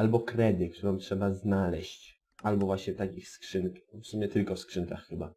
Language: Polish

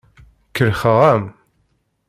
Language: Kabyle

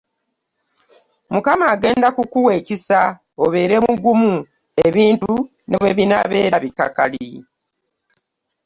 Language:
Ganda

